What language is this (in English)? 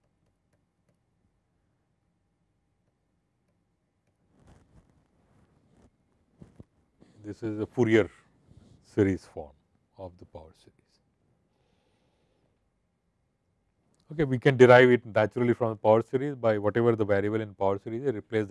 English